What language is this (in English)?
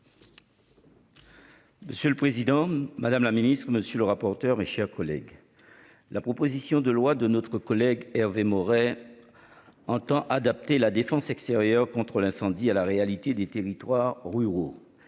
French